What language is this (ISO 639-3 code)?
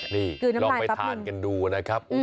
tha